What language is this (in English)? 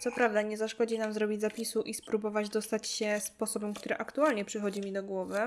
Polish